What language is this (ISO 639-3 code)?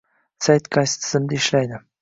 uzb